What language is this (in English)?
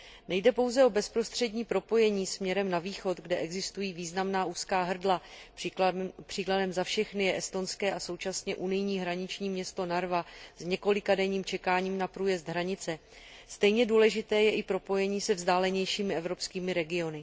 Czech